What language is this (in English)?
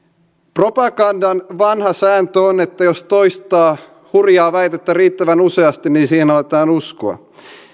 Finnish